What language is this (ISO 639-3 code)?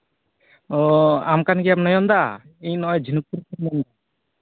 sat